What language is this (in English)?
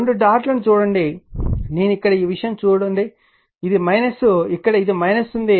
Telugu